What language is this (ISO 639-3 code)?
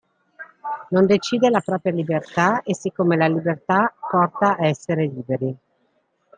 ita